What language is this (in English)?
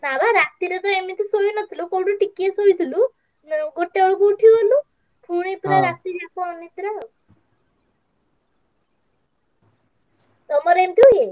Odia